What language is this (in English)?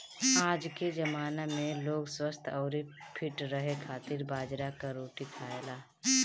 Bhojpuri